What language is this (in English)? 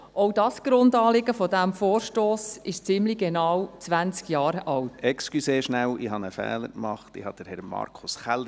Swiss German